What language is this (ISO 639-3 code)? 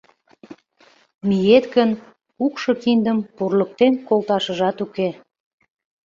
chm